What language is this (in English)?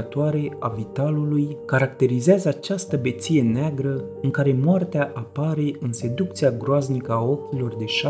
Romanian